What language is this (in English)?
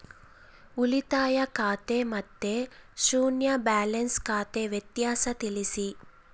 Kannada